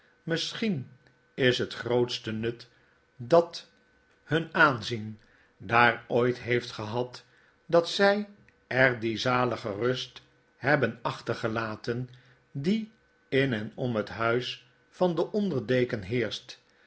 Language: Dutch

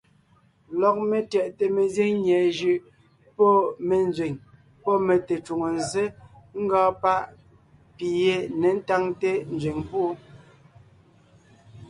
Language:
Ngiemboon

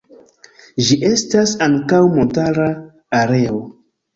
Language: Esperanto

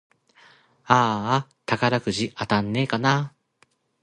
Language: Japanese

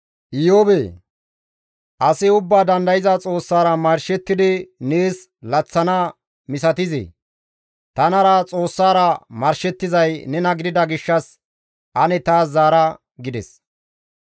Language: Gamo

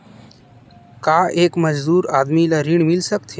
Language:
Chhattisgarhi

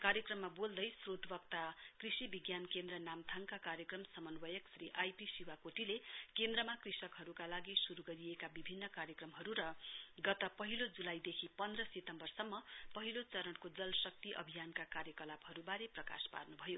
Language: Nepali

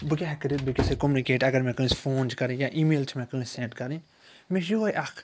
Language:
Kashmiri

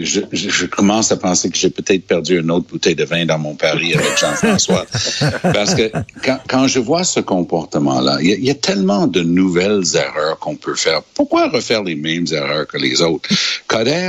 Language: French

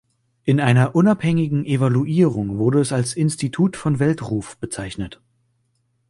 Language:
German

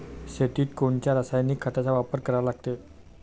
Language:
Marathi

